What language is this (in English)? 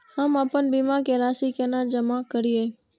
Maithili